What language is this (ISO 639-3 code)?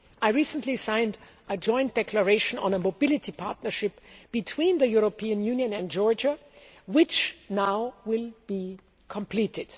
eng